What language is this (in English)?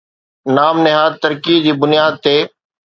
Sindhi